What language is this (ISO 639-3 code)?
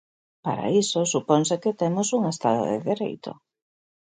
glg